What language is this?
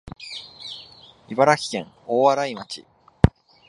Japanese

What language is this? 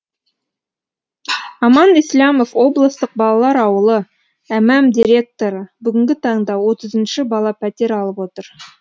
Kazakh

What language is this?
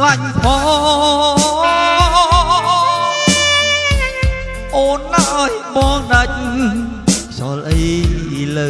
Vietnamese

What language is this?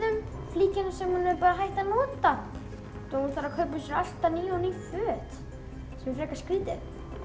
Icelandic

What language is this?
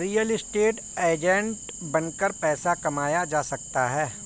Hindi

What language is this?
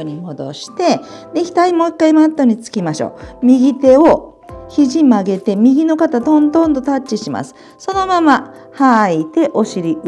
Japanese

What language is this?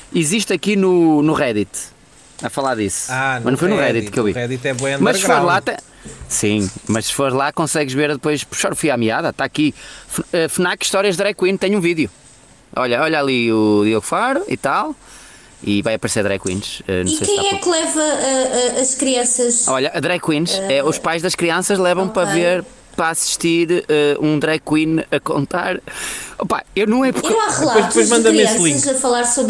Portuguese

